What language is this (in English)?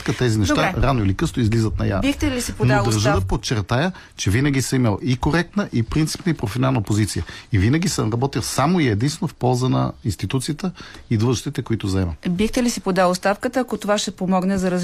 Bulgarian